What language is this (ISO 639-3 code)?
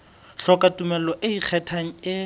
sot